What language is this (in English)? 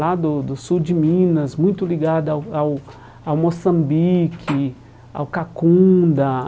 Portuguese